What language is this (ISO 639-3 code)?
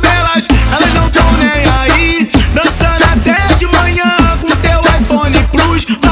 ron